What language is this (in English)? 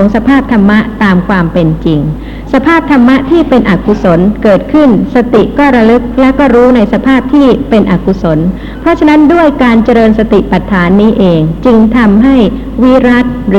Thai